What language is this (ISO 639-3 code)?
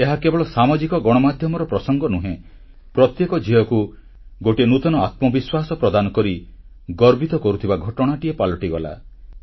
ori